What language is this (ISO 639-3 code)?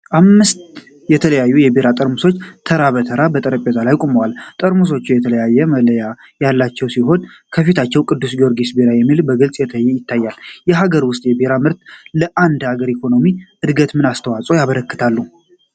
amh